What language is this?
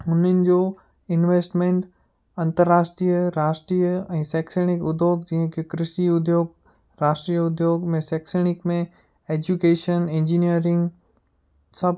Sindhi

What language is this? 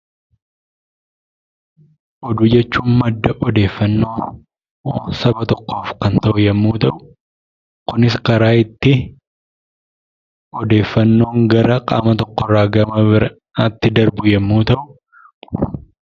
Oromo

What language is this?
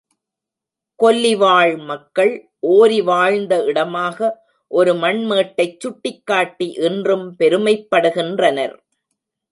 Tamil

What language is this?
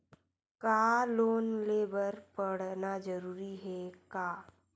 Chhattisgarhi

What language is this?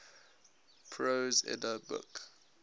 English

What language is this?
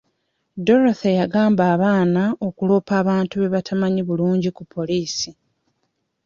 Ganda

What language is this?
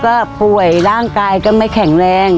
Thai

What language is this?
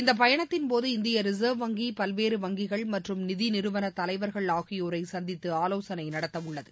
Tamil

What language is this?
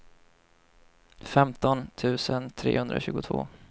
Swedish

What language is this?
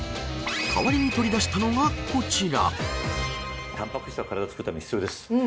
Japanese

